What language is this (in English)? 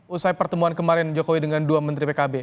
Indonesian